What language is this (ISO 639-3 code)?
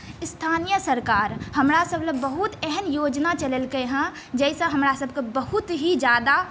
mai